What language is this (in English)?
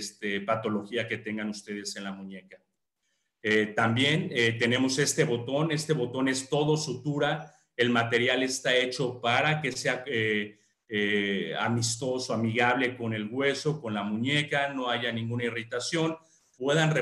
Spanish